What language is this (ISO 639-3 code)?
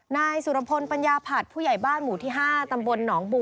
tha